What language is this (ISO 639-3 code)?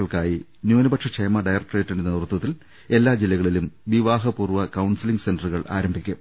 mal